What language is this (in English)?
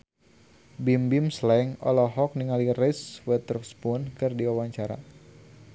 Sundanese